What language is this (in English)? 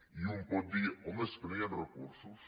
Catalan